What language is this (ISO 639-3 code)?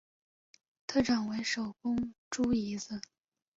zho